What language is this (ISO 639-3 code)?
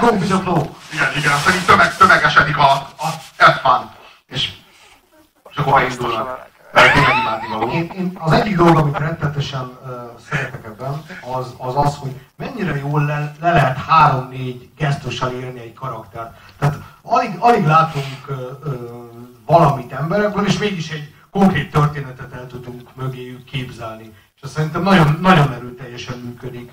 hun